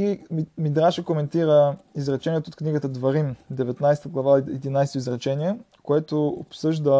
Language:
Bulgarian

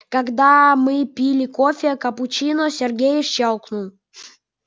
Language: Russian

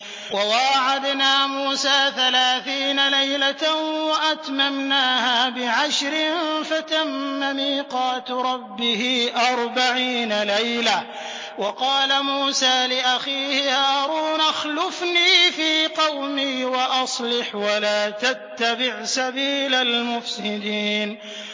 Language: Arabic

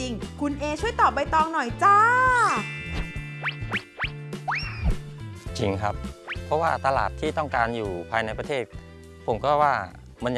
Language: Thai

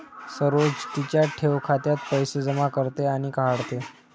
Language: Marathi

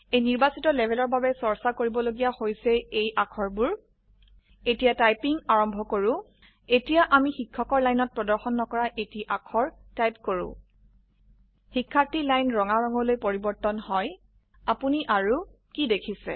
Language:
Assamese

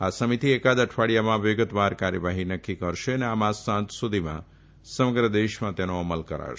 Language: Gujarati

